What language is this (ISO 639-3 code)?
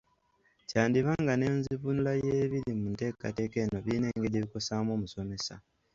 lug